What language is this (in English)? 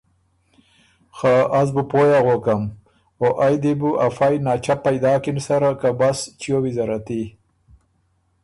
Ormuri